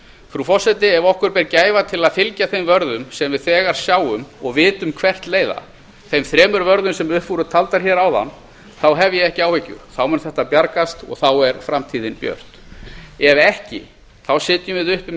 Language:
Icelandic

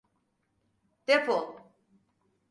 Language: Turkish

